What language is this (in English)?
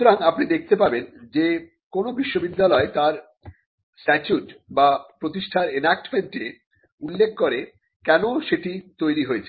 Bangla